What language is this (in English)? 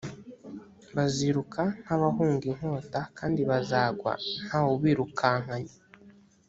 Kinyarwanda